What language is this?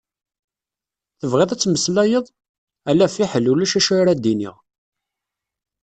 Kabyle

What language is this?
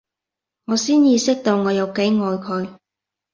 Cantonese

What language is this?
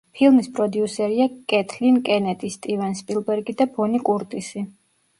Georgian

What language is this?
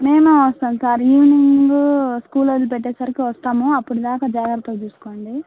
Telugu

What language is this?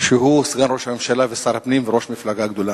Hebrew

